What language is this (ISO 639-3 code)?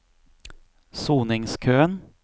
nor